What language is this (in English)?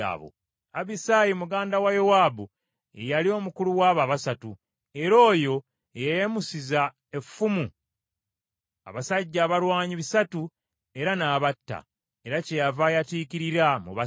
Ganda